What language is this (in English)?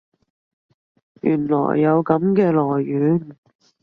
Cantonese